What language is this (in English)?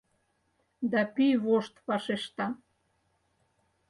Mari